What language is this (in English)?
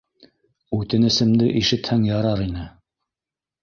Bashkir